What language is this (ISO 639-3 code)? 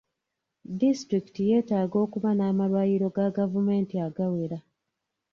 lug